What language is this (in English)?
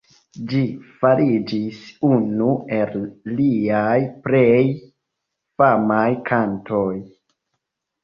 Esperanto